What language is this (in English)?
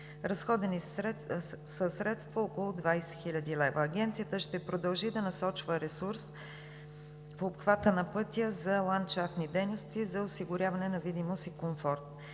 Bulgarian